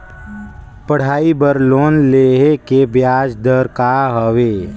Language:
Chhattisgarhi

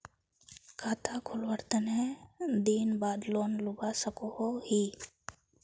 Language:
Magahi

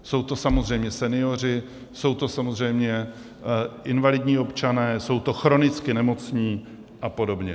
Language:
Czech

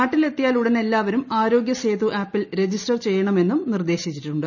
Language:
Malayalam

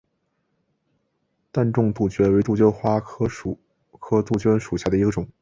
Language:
Chinese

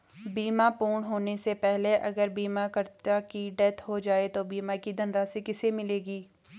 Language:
Hindi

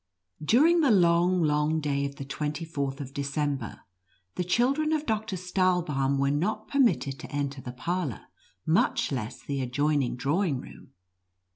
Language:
English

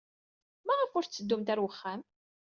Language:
Kabyle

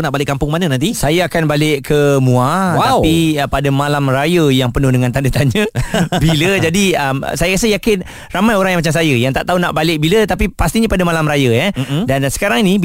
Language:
Malay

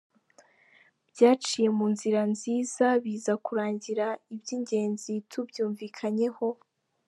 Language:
Kinyarwanda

